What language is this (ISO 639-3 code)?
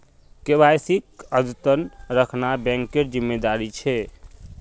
mag